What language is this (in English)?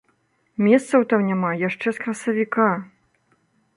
Belarusian